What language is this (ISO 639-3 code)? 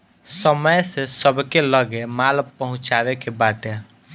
bho